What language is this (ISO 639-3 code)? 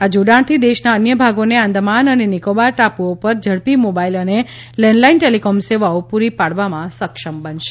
guj